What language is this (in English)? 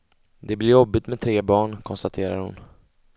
Swedish